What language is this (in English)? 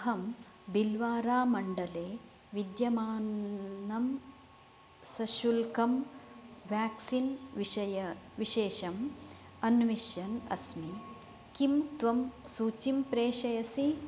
Sanskrit